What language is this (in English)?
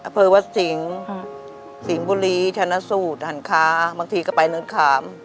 Thai